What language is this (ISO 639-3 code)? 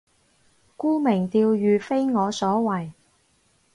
yue